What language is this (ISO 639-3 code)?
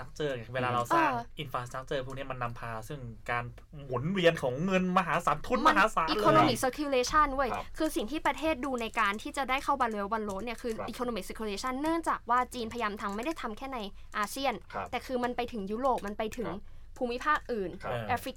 tha